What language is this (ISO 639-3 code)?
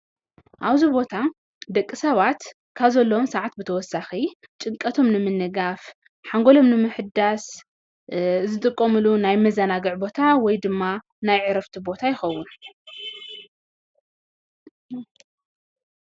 tir